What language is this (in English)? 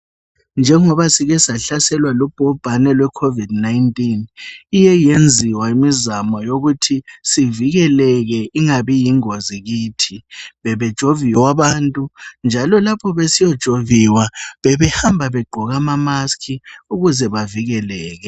North Ndebele